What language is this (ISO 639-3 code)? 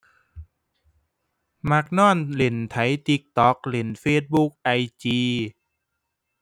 tha